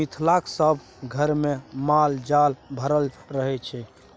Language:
Maithili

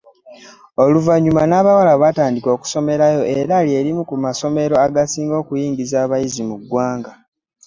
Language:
Ganda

